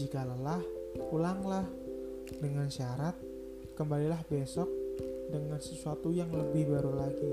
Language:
Indonesian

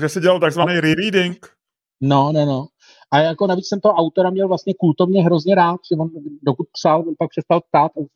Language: Czech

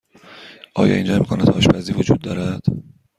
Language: Persian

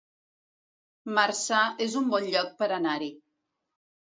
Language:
Catalan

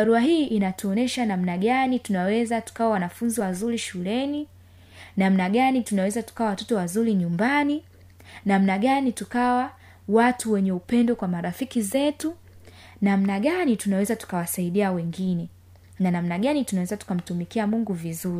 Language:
Swahili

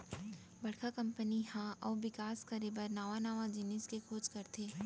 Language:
Chhattisgarhi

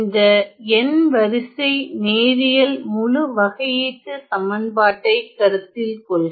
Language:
Tamil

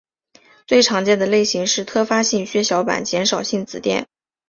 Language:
Chinese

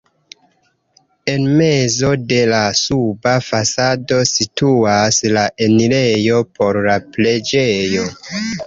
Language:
Esperanto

